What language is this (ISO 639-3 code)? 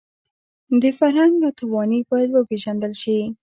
pus